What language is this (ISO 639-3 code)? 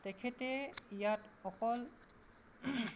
asm